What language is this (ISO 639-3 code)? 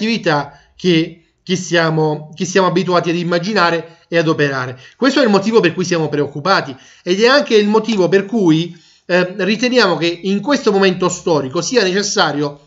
ita